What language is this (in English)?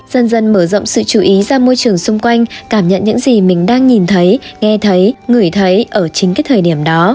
Vietnamese